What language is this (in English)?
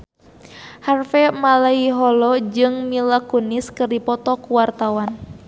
Sundanese